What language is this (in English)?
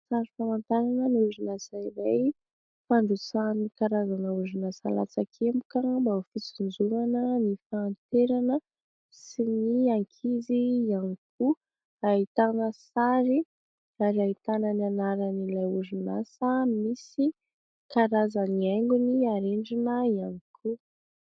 Malagasy